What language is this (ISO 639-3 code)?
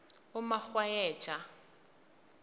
nbl